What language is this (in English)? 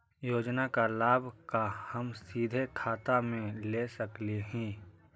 Magahi